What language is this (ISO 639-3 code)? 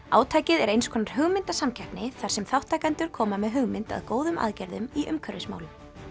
isl